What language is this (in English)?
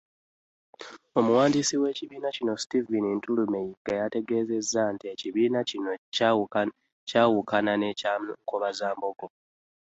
Ganda